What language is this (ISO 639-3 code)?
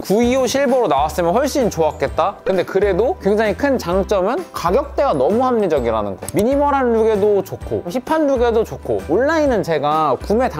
kor